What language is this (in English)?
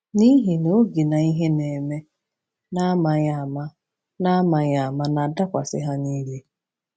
Igbo